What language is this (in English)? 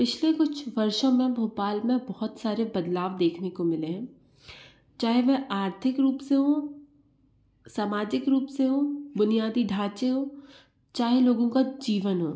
Hindi